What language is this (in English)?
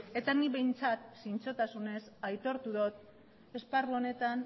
Basque